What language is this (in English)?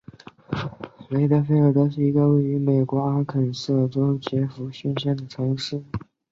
Chinese